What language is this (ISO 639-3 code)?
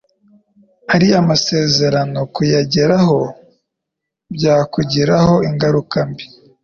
kin